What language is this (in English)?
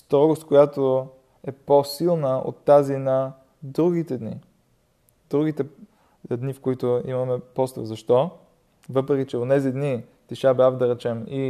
Bulgarian